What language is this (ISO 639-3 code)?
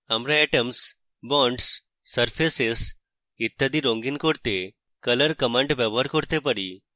ben